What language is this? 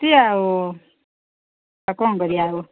Odia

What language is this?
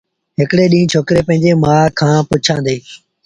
Sindhi Bhil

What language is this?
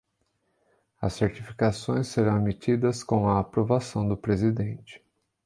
Portuguese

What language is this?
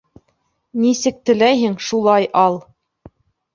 Bashkir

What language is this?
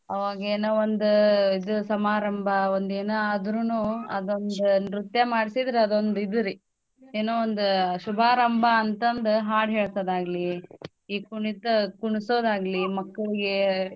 Kannada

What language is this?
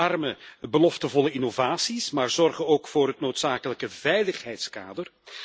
Dutch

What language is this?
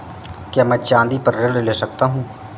Hindi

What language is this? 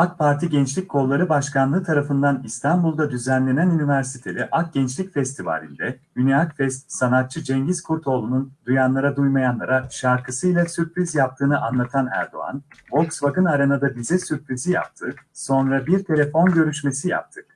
Turkish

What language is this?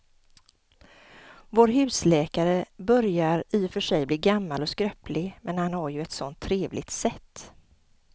Swedish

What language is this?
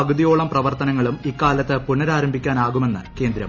Malayalam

